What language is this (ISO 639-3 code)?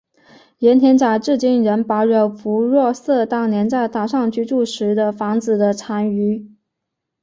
zho